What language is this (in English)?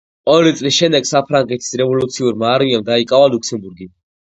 Georgian